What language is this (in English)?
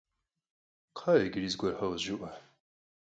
Kabardian